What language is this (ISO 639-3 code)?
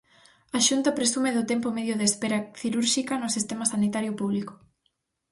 glg